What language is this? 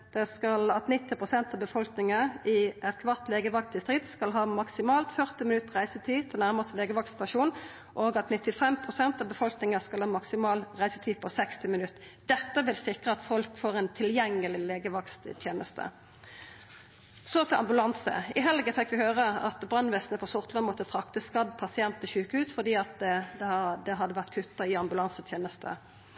Norwegian Nynorsk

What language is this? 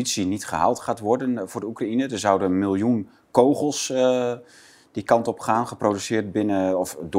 Dutch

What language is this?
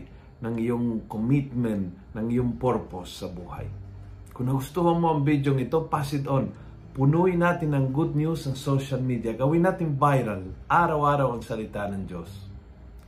Filipino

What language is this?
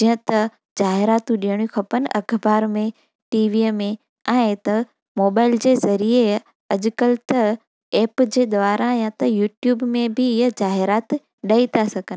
Sindhi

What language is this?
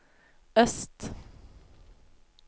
Norwegian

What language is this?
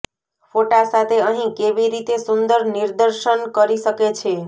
Gujarati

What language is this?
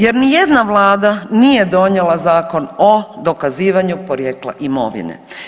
Croatian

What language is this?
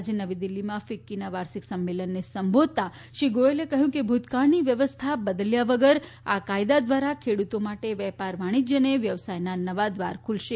Gujarati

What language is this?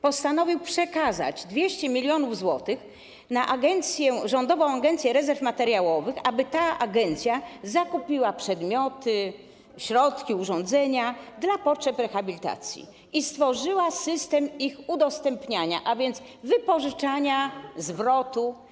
Polish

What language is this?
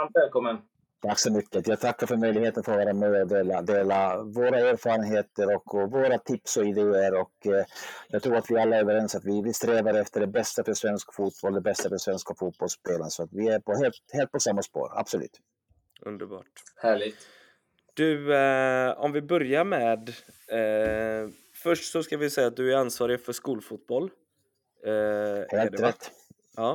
Swedish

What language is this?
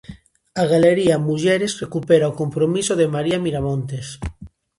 Galician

